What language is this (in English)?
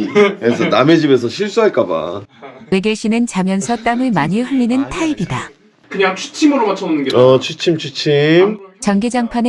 Korean